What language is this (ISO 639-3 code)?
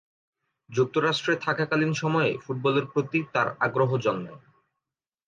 ben